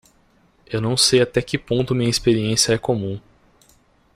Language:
Portuguese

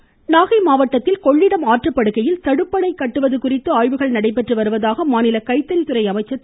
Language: Tamil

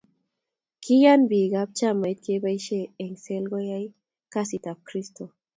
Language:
Kalenjin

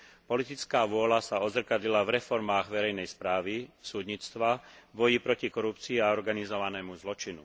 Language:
Slovak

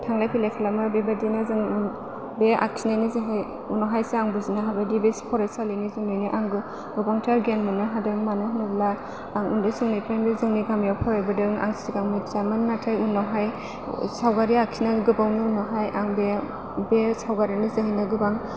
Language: Bodo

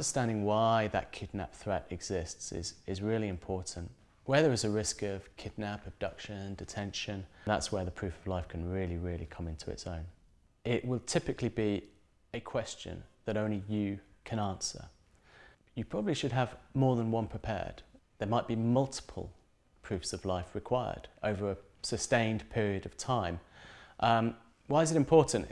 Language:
English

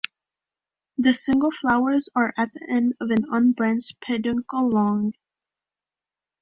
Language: English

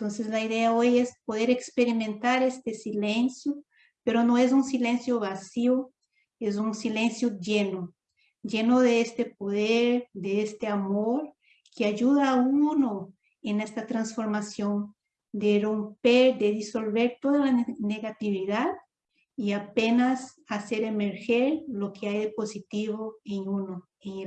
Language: Spanish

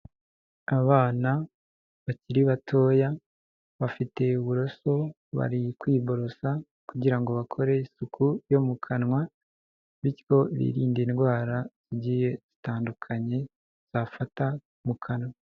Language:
Kinyarwanda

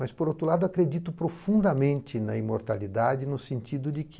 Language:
Portuguese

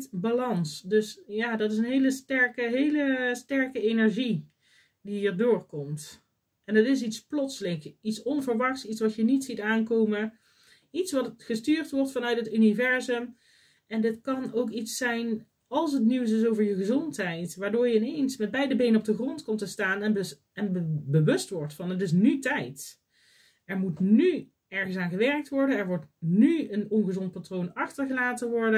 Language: Dutch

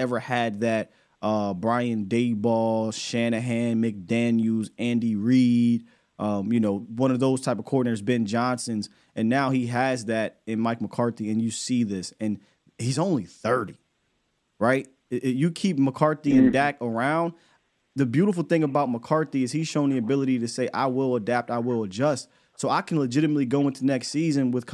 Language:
English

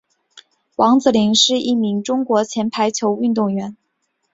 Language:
Chinese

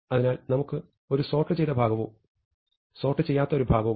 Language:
Malayalam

